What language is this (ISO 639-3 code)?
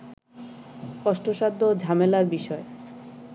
ben